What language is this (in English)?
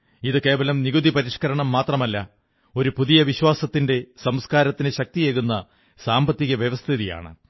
Malayalam